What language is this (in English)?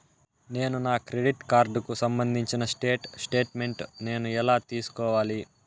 Telugu